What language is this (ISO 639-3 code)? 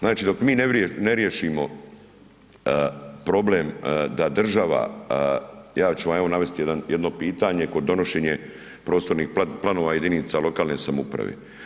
hrv